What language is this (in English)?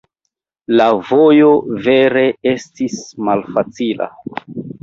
Esperanto